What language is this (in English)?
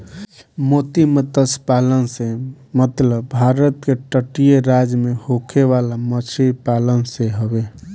Bhojpuri